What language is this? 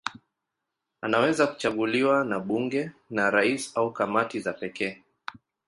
Swahili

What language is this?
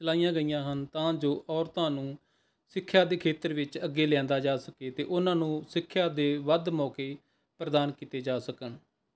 Punjabi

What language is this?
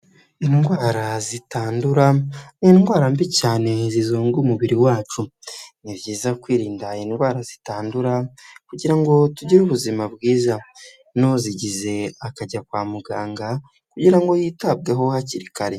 Kinyarwanda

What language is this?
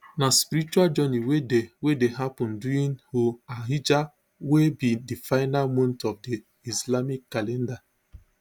Nigerian Pidgin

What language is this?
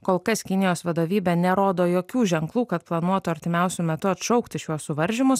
Lithuanian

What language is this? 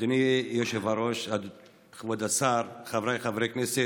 Hebrew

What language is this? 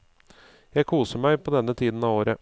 Norwegian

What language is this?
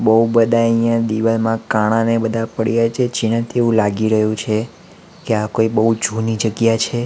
Gujarati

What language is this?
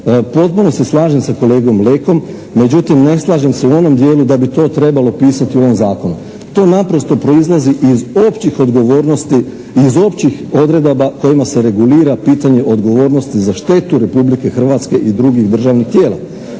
Croatian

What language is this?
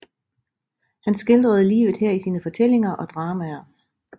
Danish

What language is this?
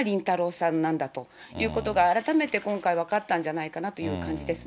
Japanese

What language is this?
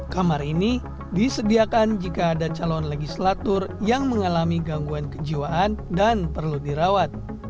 Indonesian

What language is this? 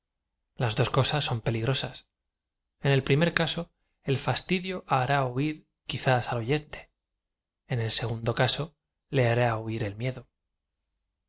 Spanish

